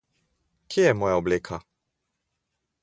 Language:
Slovenian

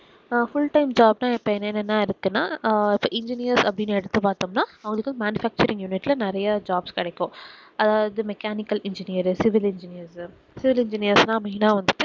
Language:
Tamil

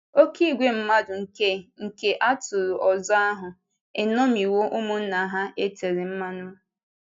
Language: Igbo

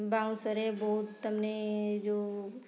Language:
Odia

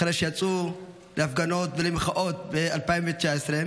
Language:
Hebrew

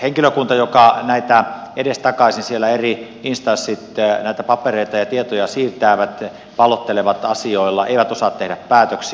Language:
Finnish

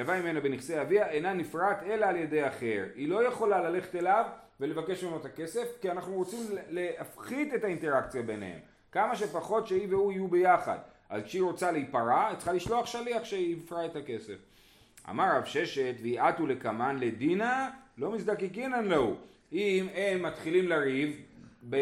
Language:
Hebrew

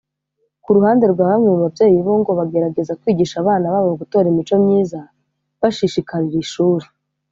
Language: Kinyarwanda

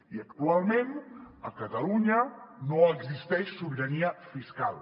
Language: Catalan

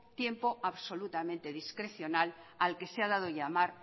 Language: Spanish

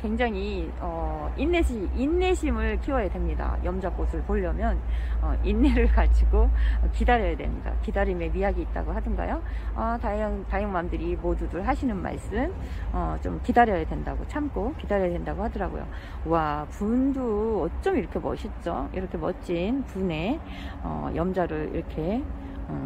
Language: Korean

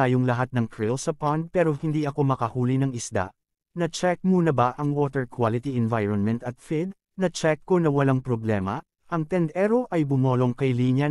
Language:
Filipino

